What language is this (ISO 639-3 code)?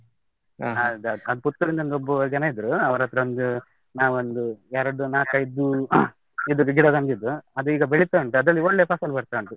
kan